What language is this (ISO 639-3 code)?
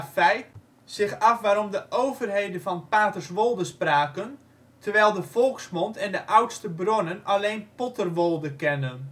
nld